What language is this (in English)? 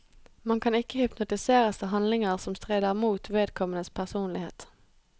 Norwegian